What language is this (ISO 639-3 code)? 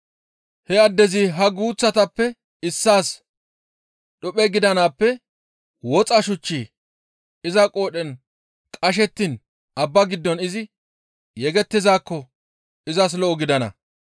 gmv